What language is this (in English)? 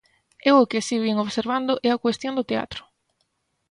Galician